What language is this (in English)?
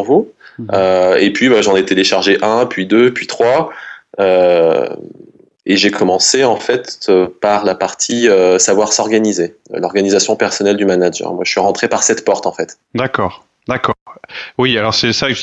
French